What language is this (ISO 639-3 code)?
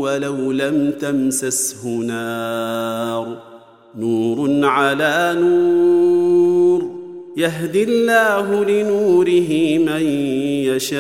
ara